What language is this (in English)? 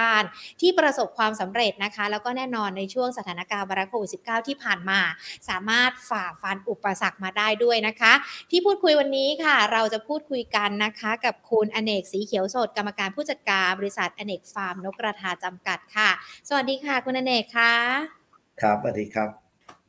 Thai